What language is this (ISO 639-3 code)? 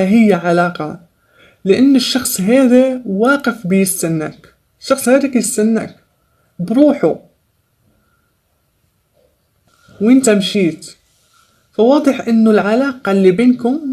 ara